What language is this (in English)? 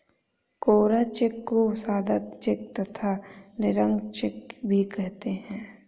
Hindi